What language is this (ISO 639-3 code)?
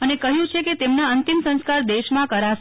guj